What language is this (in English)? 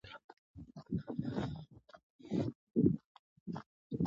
Pashto